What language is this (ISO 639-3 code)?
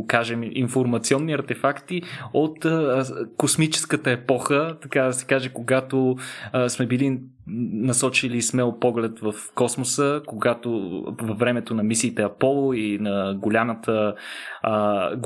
bul